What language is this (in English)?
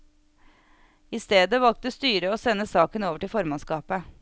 Norwegian